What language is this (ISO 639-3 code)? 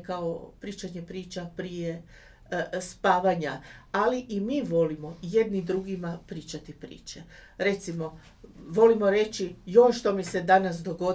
hrv